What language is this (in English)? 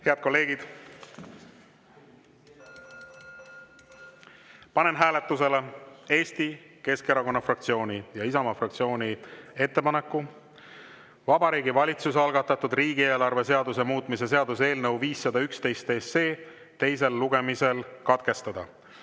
Estonian